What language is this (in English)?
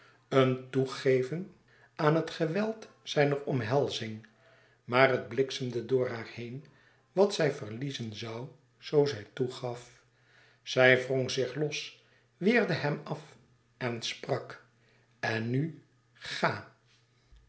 Dutch